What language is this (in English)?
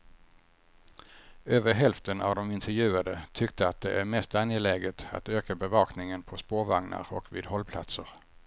Swedish